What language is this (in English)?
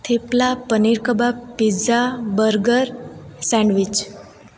Gujarati